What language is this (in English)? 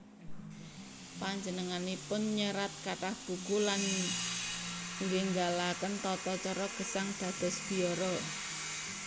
Javanese